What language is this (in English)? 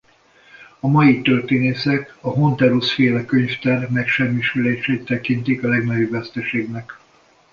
Hungarian